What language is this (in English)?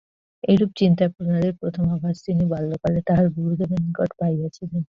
Bangla